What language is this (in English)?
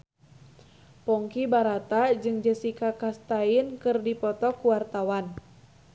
Sundanese